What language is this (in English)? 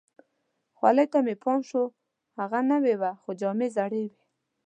Pashto